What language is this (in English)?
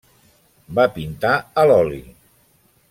Catalan